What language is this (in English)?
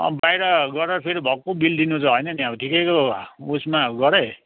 Nepali